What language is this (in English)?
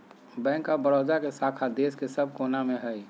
Magahi